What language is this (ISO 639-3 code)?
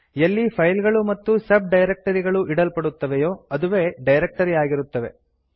kan